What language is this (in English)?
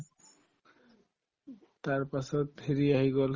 Assamese